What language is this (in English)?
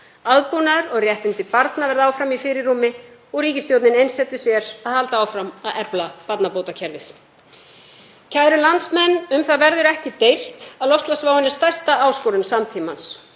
Icelandic